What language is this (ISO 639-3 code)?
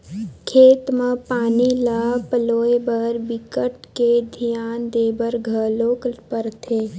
hne